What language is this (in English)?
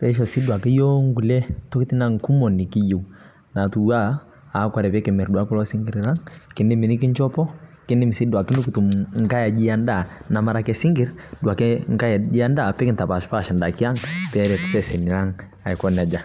Masai